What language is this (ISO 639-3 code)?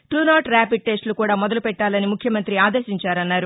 tel